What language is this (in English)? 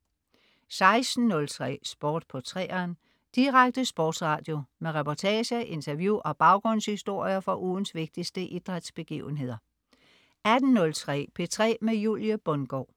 Danish